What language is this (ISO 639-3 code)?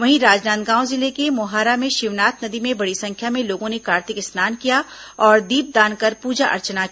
hin